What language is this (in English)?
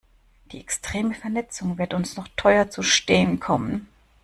German